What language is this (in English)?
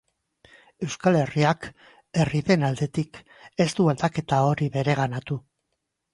Basque